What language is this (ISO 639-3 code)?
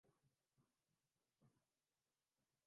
urd